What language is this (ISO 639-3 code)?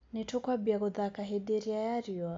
kik